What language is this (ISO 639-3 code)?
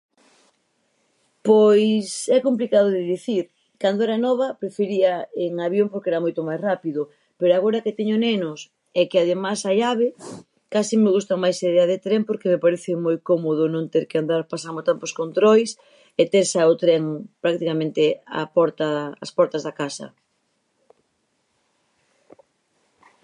glg